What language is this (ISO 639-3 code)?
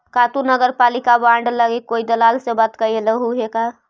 mag